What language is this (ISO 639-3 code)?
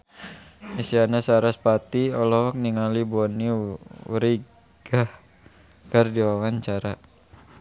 sun